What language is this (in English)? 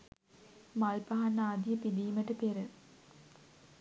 Sinhala